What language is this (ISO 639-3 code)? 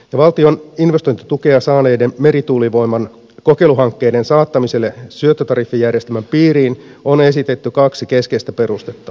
fin